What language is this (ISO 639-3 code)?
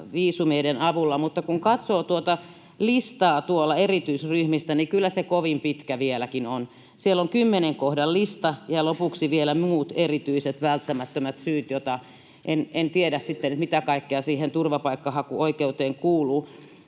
fin